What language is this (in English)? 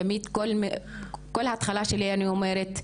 Hebrew